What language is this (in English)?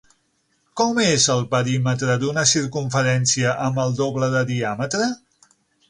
Catalan